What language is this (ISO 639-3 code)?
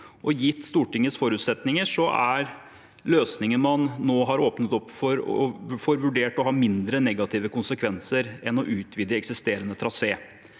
nor